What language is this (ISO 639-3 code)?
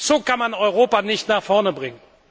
deu